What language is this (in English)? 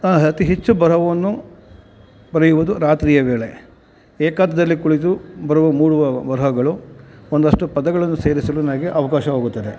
Kannada